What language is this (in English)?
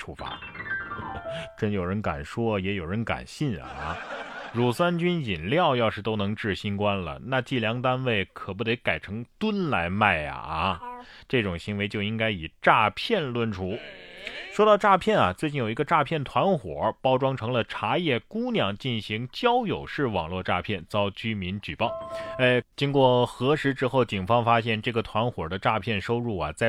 Chinese